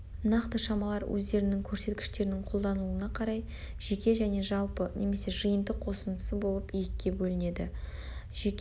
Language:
Kazakh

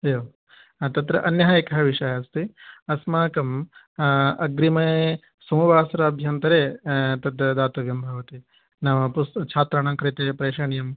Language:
Sanskrit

